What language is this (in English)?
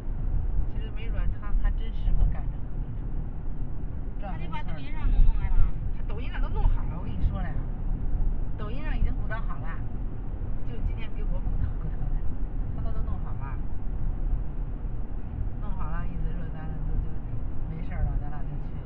Chinese